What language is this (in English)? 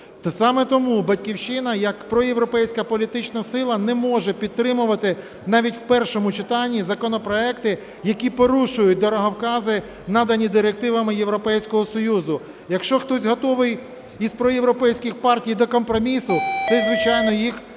Ukrainian